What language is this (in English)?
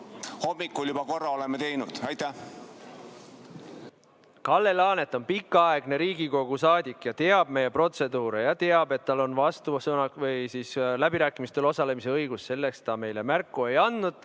Estonian